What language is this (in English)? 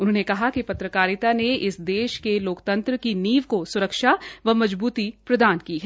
Hindi